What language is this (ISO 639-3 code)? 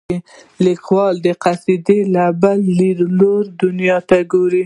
pus